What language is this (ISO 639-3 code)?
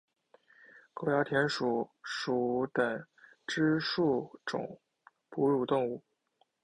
zho